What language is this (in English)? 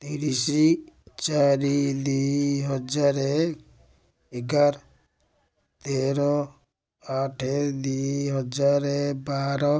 Odia